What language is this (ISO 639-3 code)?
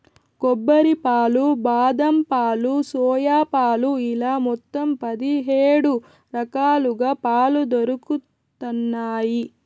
tel